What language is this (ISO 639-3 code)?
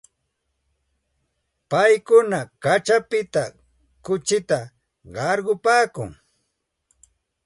qxt